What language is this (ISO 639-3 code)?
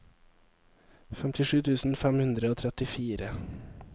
nor